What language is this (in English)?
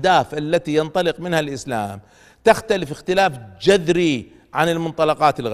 Arabic